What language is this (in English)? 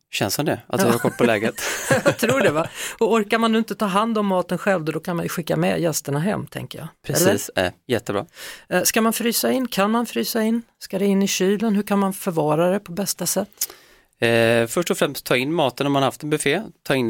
Swedish